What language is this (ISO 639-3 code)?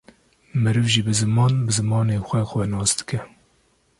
kur